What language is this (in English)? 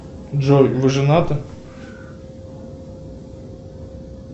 Russian